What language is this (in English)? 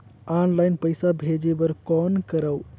Chhattisgarhi